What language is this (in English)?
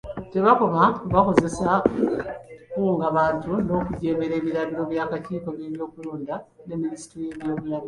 Ganda